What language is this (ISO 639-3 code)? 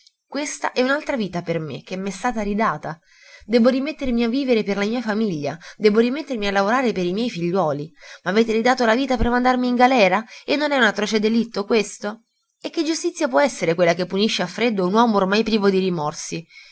ita